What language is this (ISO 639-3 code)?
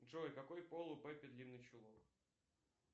rus